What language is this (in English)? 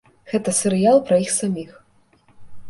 Belarusian